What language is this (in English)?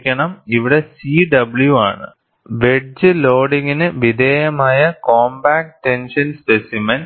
Malayalam